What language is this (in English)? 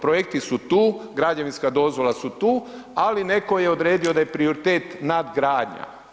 Croatian